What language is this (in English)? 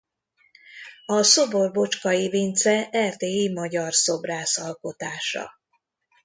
Hungarian